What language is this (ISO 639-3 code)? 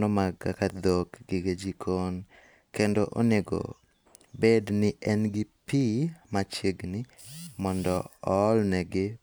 luo